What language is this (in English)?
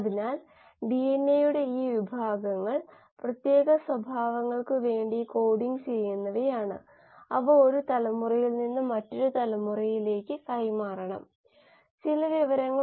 Malayalam